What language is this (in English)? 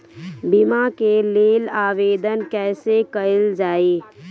Bhojpuri